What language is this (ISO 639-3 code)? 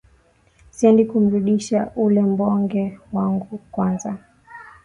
swa